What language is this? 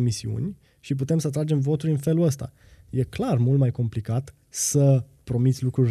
Romanian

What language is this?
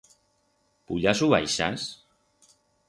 Aragonese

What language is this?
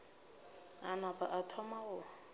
Northern Sotho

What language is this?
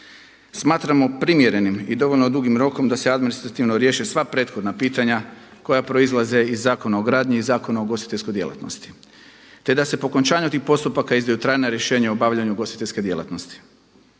Croatian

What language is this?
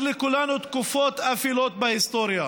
Hebrew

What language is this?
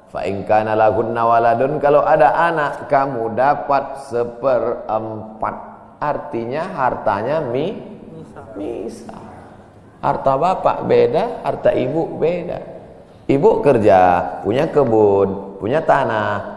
Indonesian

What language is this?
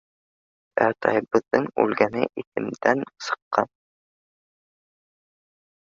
Bashkir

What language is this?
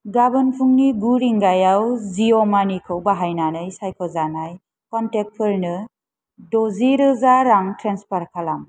Bodo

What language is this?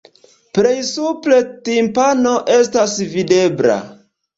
Esperanto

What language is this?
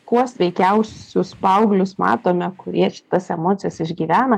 Lithuanian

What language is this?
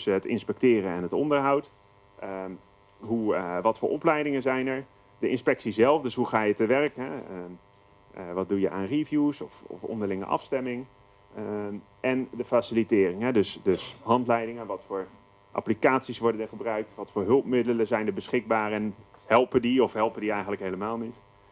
Dutch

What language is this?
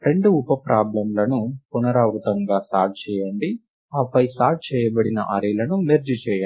Telugu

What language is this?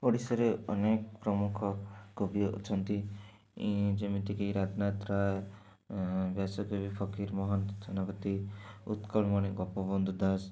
Odia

